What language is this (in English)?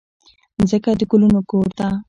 Pashto